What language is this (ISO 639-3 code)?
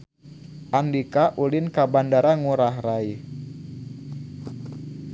sun